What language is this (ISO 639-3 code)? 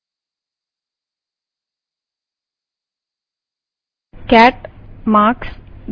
hin